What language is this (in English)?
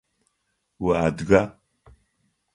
Adyghe